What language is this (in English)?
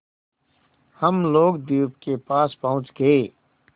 Hindi